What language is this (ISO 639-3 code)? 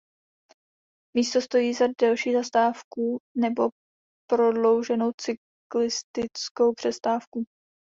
ces